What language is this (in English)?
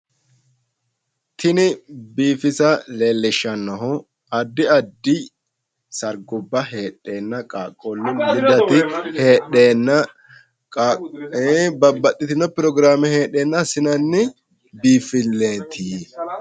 Sidamo